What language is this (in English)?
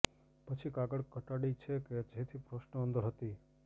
Gujarati